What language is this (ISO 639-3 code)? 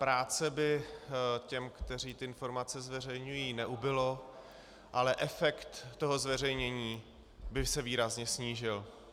ces